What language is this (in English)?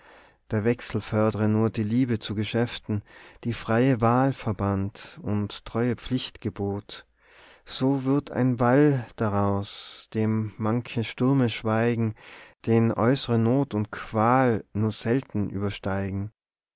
German